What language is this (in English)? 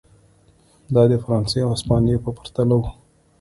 Pashto